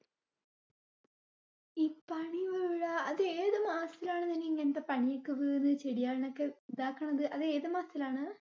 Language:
Malayalam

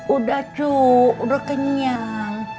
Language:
Indonesian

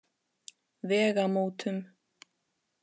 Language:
Icelandic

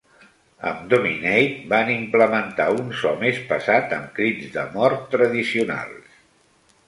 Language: Catalan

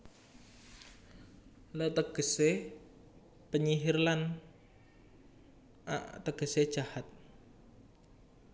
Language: Javanese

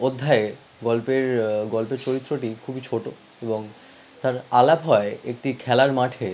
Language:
Bangla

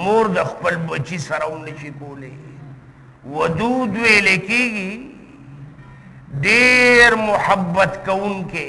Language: Indonesian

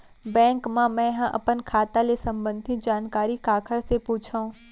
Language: Chhattisgarhi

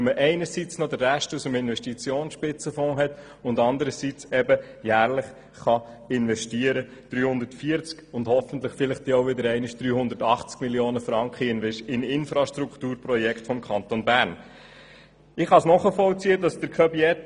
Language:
Swiss German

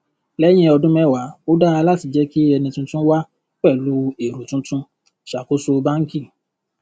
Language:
Yoruba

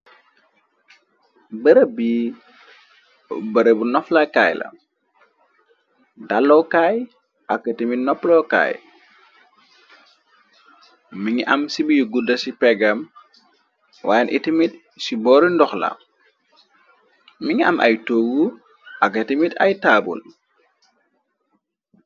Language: Wolof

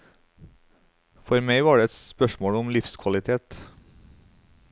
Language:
Norwegian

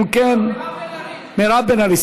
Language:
Hebrew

